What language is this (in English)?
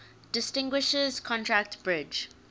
English